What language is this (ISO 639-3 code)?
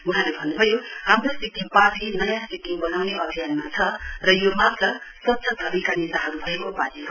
nep